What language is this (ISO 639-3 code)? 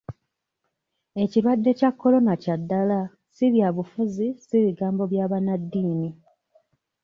lug